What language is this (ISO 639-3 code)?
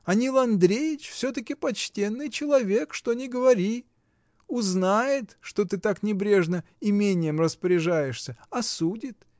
rus